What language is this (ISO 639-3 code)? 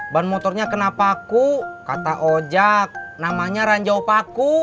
ind